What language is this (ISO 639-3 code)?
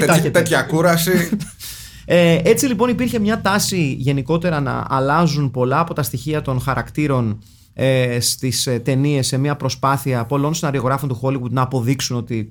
ell